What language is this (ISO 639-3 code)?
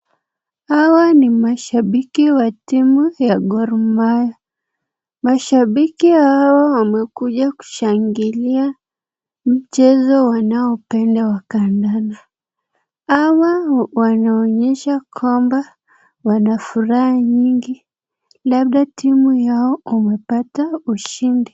swa